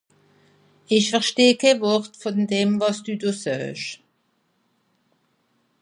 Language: Swiss German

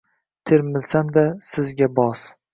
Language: Uzbek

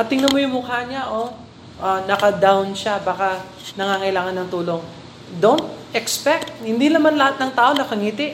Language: Filipino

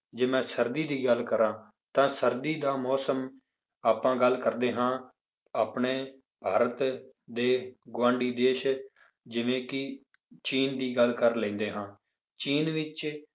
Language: Punjabi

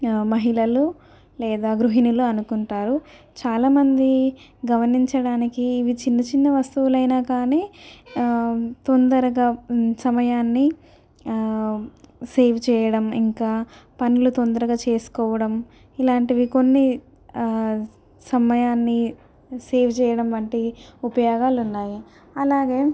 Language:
Telugu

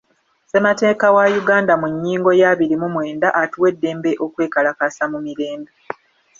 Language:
Ganda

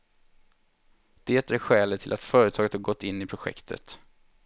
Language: Swedish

